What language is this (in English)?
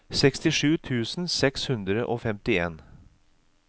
Norwegian